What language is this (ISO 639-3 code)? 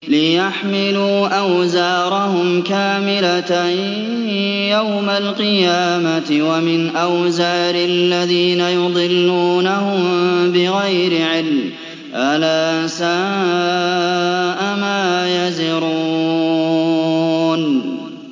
ara